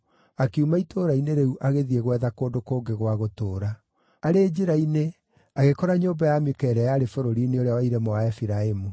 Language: Kikuyu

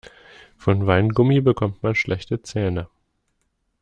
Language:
German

